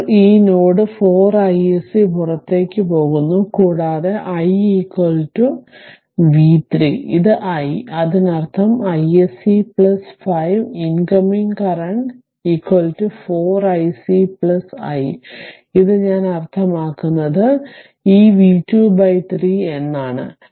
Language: Malayalam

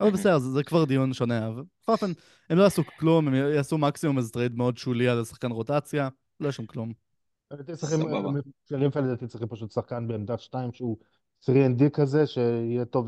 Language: Hebrew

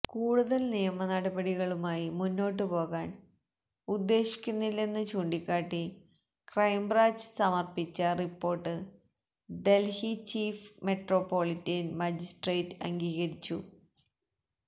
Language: Malayalam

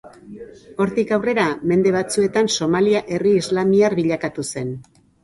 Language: Basque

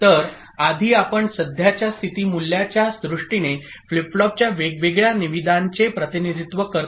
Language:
Marathi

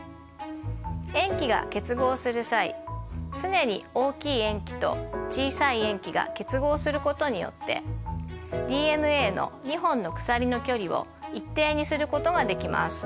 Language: Japanese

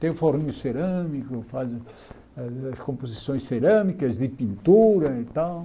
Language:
Portuguese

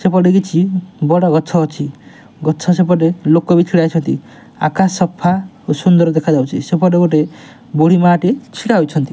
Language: Odia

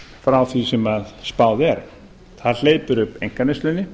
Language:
Icelandic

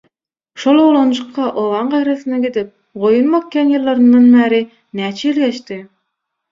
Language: Turkmen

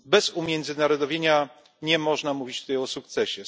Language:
Polish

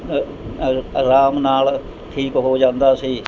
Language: Punjabi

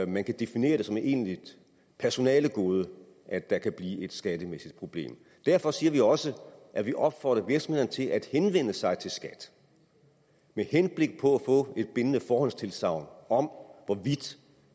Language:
Danish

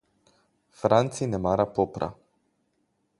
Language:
Slovenian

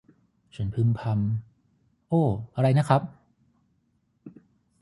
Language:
Thai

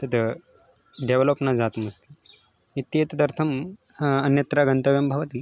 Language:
Sanskrit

